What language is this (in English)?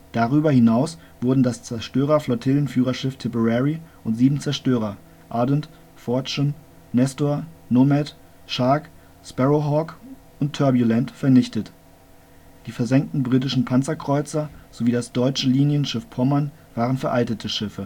German